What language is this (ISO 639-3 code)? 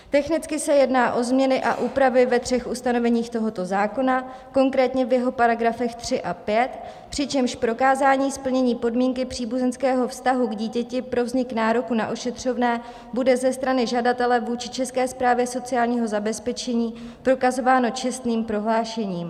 ces